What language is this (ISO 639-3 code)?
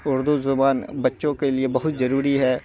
urd